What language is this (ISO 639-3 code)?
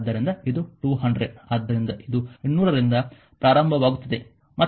kan